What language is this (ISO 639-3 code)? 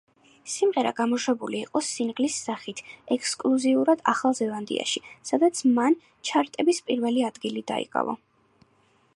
kat